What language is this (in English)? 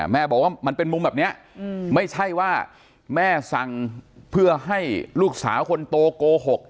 Thai